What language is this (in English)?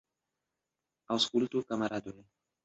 Esperanto